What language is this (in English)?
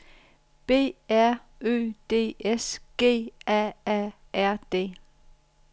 Danish